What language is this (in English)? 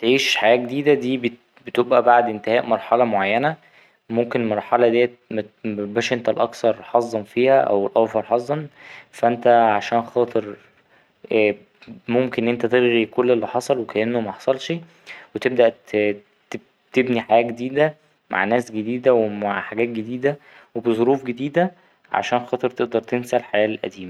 Egyptian Arabic